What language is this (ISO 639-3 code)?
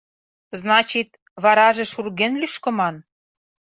chm